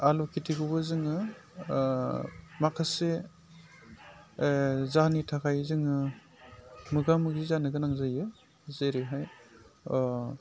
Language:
Bodo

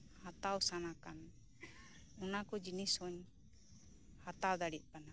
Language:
Santali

